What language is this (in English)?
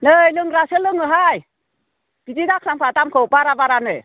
Bodo